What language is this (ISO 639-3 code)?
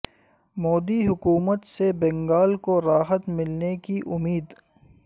urd